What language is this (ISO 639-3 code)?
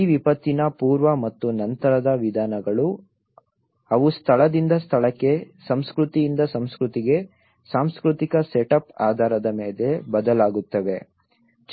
kan